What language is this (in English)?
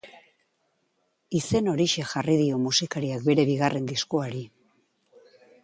Basque